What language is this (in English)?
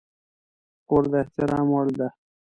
Pashto